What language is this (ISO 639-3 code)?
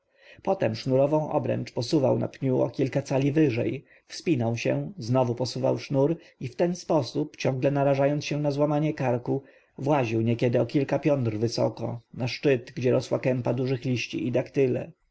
pol